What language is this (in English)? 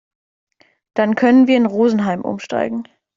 German